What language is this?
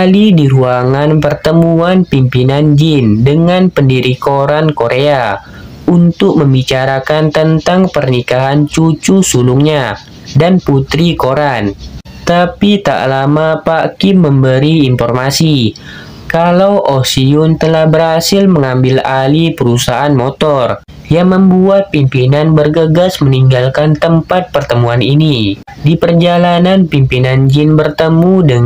Indonesian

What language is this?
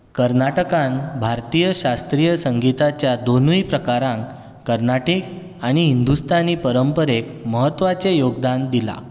Konkani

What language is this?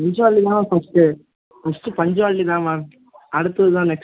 Tamil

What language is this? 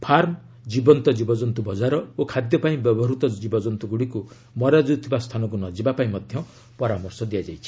Odia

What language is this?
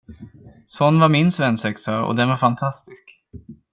Swedish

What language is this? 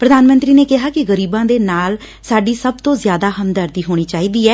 Punjabi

